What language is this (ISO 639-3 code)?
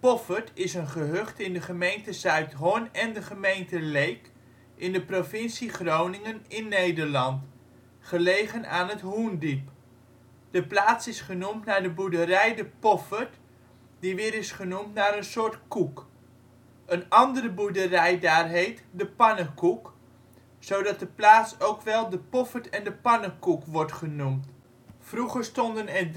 nld